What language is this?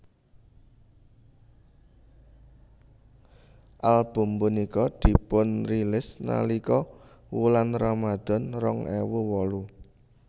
Javanese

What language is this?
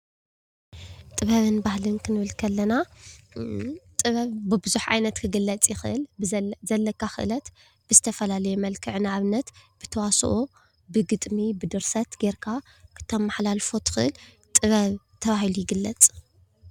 Tigrinya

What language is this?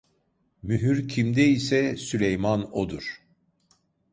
Turkish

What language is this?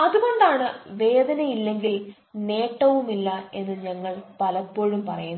Malayalam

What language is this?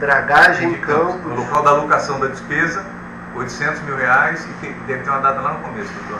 Portuguese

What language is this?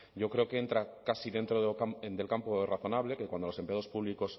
Spanish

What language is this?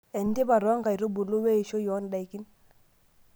Masai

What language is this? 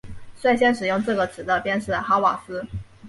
Chinese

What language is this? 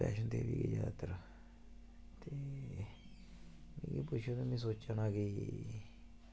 Dogri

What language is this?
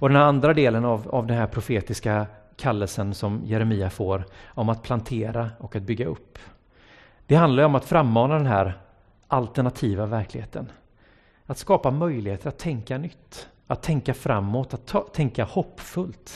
Swedish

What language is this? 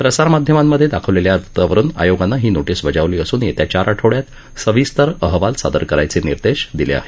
Marathi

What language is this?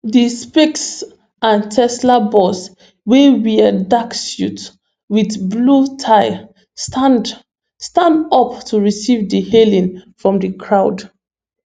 Nigerian Pidgin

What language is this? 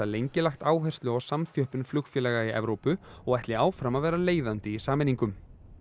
Icelandic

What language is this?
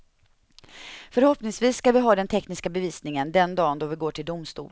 Swedish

